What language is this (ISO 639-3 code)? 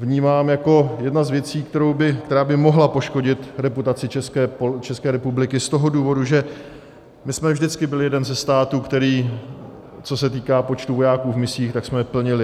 ces